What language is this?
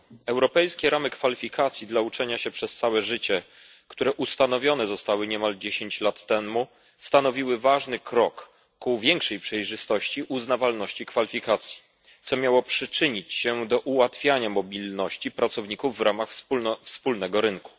Polish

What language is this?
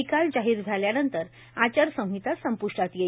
Marathi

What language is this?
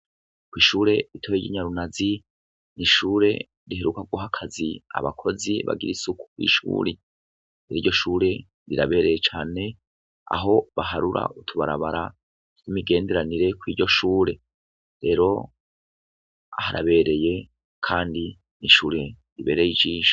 Rundi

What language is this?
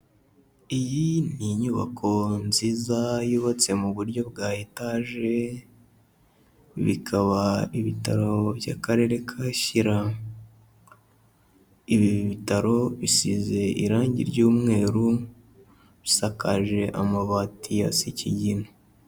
Kinyarwanda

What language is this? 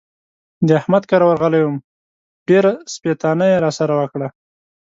Pashto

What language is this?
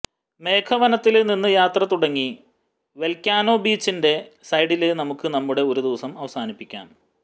Malayalam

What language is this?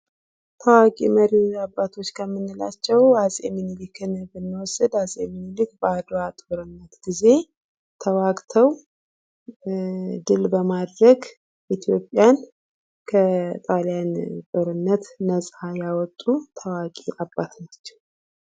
Amharic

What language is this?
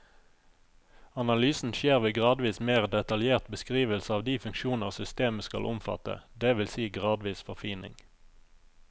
Norwegian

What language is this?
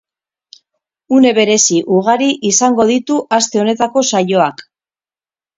Basque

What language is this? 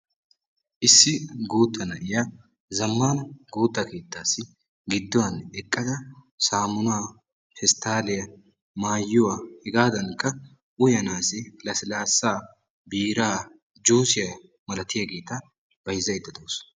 Wolaytta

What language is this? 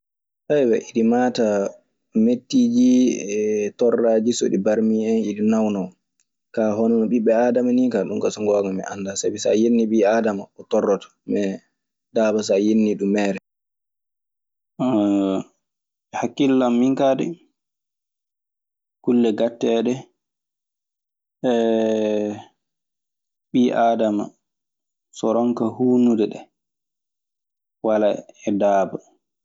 Maasina Fulfulde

